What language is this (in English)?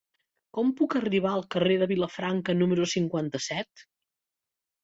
Catalan